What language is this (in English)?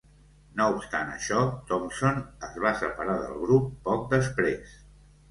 Catalan